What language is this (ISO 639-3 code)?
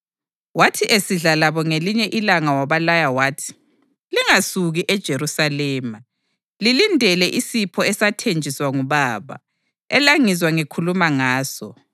nde